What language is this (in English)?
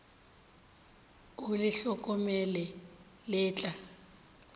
Northern Sotho